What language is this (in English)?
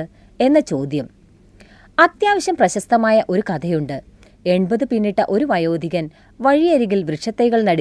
Malayalam